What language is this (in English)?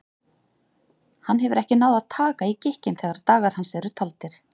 Icelandic